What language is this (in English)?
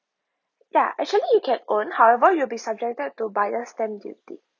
English